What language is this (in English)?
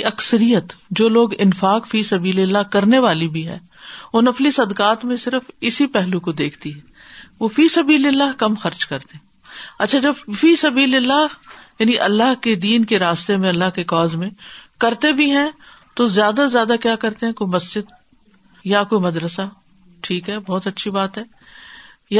Urdu